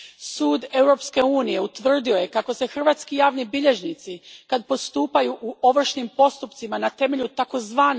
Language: Croatian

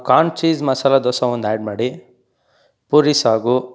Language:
Kannada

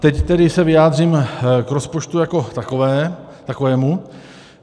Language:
Czech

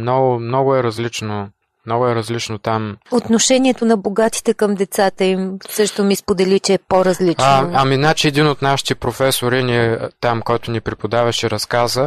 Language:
Bulgarian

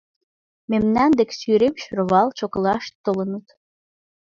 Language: Mari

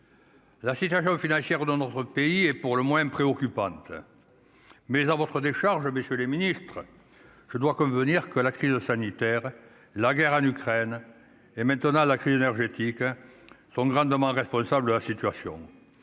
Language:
French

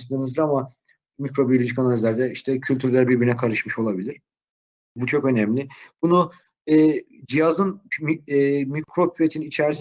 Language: Turkish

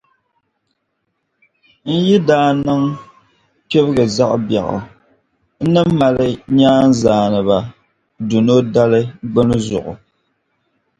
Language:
Dagbani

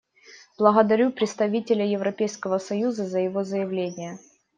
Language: Russian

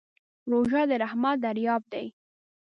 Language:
Pashto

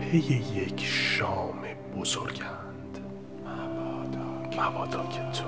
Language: Persian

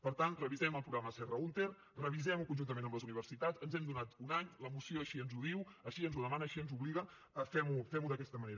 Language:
Catalan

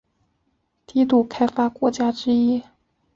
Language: Chinese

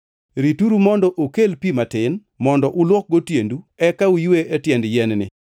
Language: Luo (Kenya and Tanzania)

